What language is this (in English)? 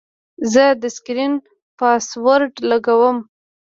Pashto